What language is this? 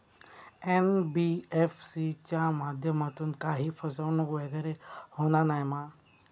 Marathi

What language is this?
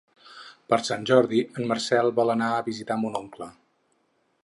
Catalan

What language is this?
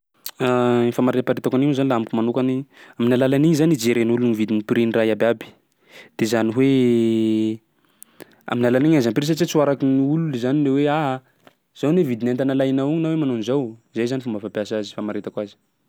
Sakalava Malagasy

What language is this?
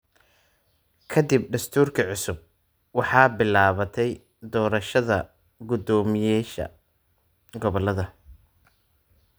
Somali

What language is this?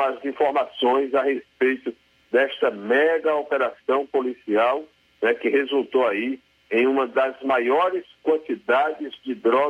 Portuguese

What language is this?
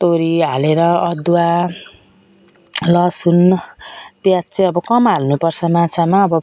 Nepali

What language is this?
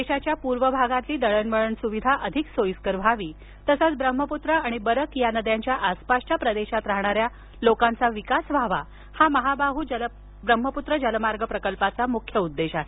Marathi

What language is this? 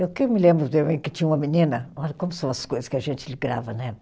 Portuguese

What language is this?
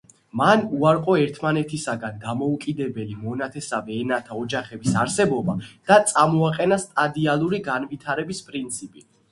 Georgian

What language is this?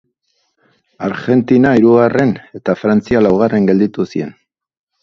Basque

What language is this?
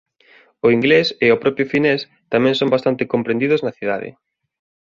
Galician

